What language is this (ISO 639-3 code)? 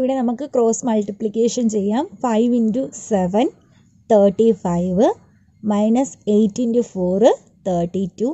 ind